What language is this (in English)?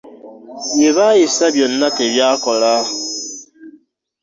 Ganda